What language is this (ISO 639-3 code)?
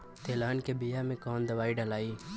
bho